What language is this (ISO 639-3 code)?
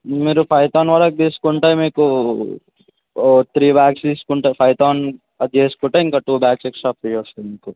tel